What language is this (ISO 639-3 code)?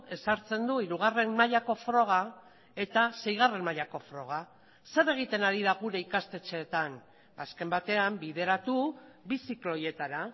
eus